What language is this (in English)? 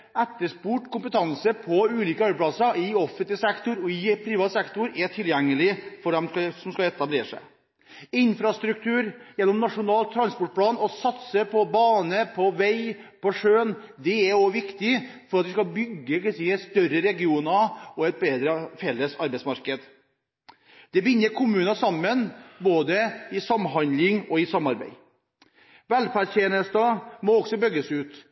Norwegian Bokmål